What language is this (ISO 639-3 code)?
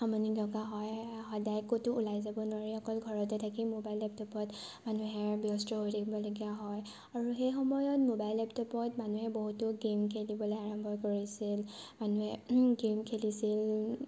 asm